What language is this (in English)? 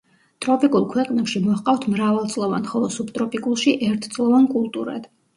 Georgian